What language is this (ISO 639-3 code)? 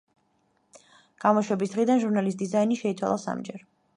kat